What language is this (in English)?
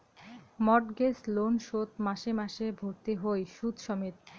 Bangla